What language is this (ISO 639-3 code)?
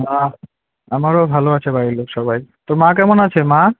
ben